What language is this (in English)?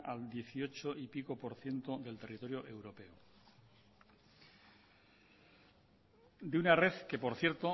Spanish